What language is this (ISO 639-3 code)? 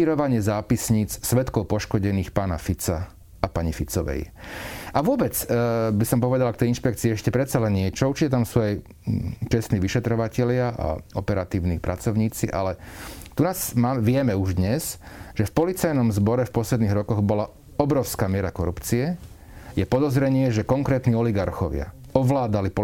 slk